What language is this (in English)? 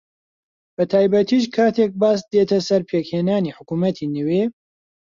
Central Kurdish